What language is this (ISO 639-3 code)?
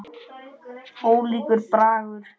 isl